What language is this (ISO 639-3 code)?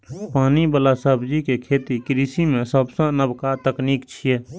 mai